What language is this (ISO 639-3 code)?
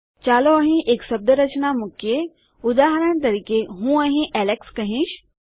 guj